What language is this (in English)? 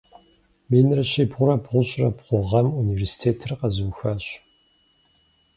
Kabardian